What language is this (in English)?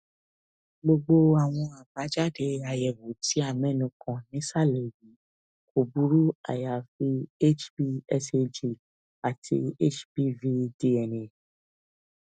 Yoruba